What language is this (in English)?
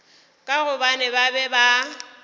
Northern Sotho